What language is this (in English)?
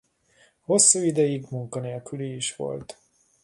Hungarian